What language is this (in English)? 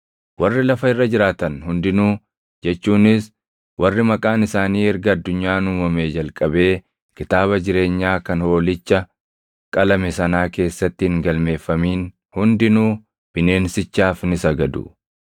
Oromo